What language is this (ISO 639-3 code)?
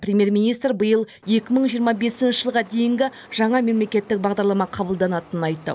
kaz